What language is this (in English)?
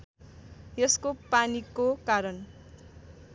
Nepali